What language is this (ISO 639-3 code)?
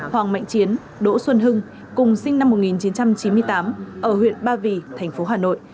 vie